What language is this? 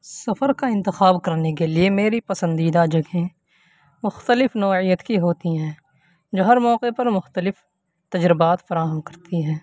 Urdu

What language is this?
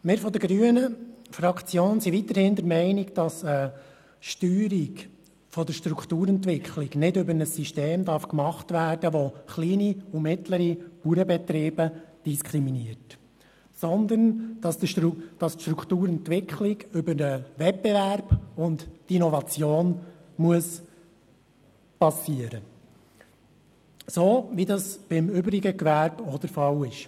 Swiss German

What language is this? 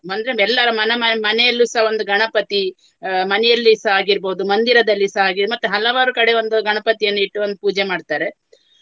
Kannada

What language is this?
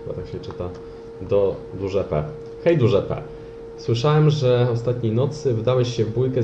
Polish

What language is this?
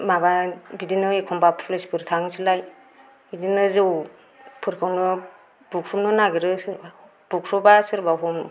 Bodo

